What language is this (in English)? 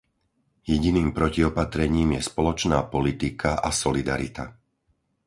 Slovak